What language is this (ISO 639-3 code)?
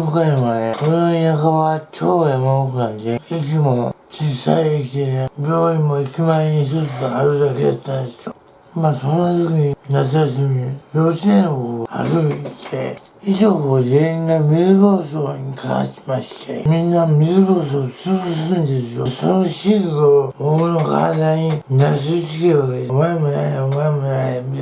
jpn